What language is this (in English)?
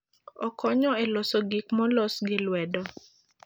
Luo (Kenya and Tanzania)